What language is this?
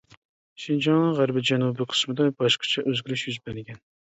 Uyghur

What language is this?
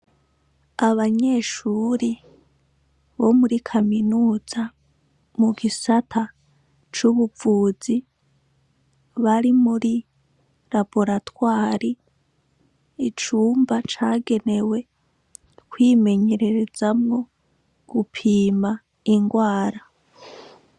Rundi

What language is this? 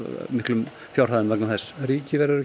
Icelandic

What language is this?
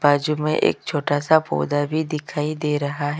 Hindi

